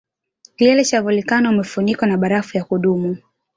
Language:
Swahili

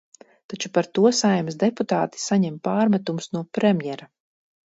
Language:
Latvian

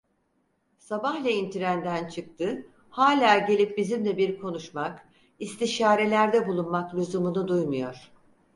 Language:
Turkish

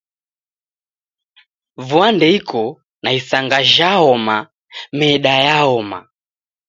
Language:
Taita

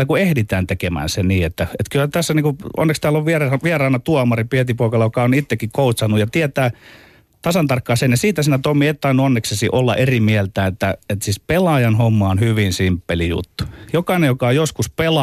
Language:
Finnish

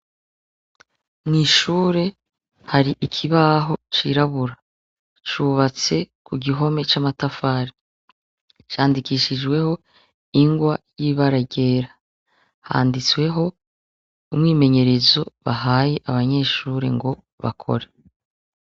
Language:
Rundi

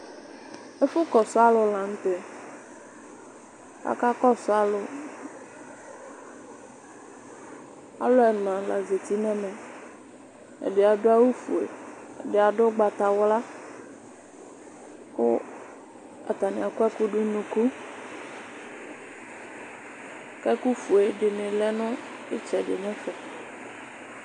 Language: Ikposo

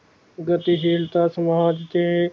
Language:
Punjabi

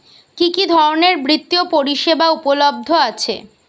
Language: Bangla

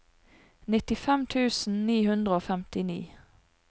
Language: Norwegian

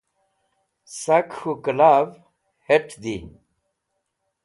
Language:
Wakhi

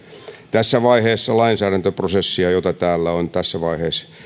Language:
Finnish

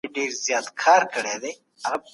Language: Pashto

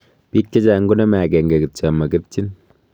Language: Kalenjin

